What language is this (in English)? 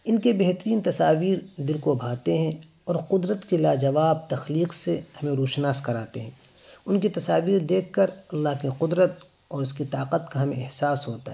Urdu